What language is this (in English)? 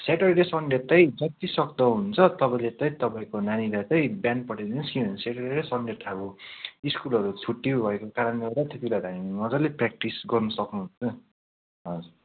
Nepali